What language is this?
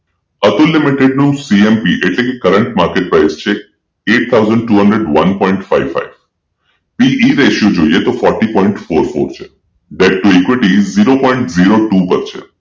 Gujarati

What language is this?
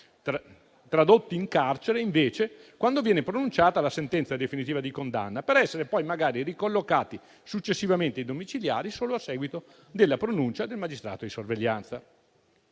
Italian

